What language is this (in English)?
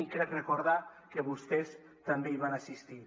Catalan